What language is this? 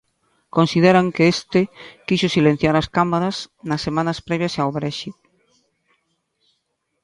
Galician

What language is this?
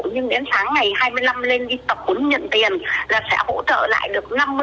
Vietnamese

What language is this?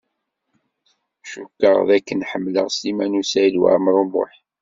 Kabyle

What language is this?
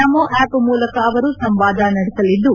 Kannada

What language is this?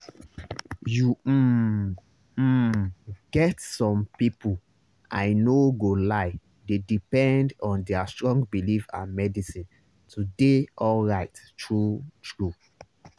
Nigerian Pidgin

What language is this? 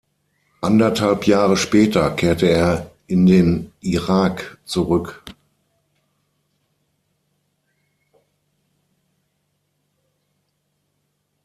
German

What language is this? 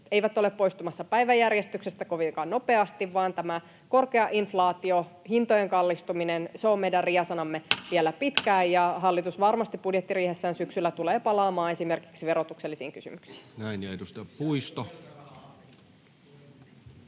Finnish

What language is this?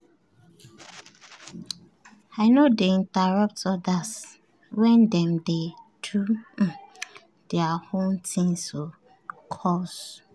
Nigerian Pidgin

